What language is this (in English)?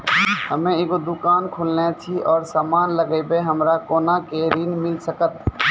Maithili